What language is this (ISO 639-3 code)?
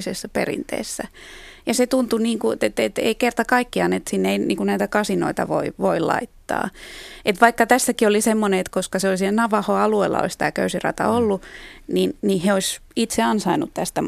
fin